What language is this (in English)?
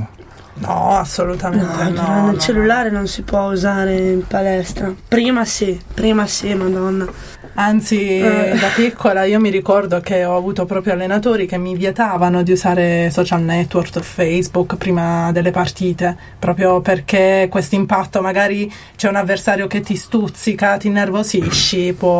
Italian